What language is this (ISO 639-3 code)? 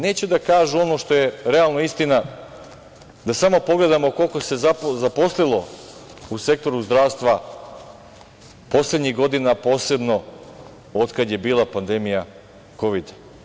srp